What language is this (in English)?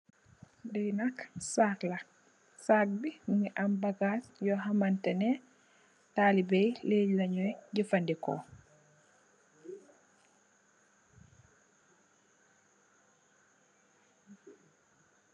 Wolof